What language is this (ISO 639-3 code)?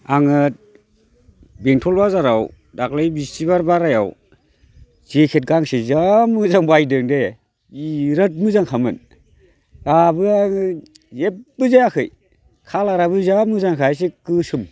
brx